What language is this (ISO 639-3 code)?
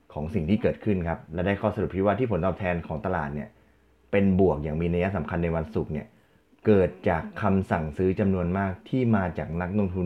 tha